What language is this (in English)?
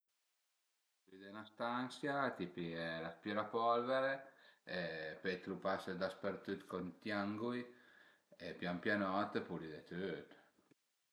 Piedmontese